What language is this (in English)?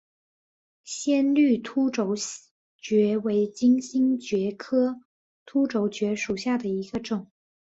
Chinese